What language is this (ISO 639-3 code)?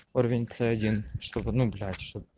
rus